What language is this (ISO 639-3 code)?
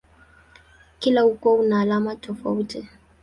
swa